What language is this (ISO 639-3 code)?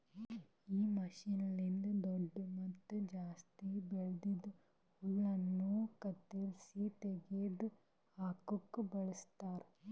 kan